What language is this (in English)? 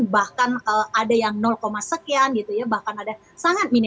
Indonesian